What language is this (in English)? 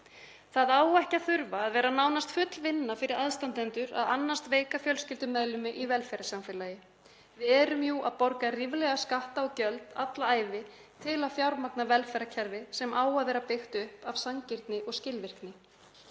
Icelandic